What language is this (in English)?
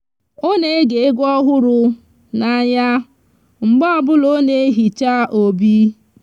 Igbo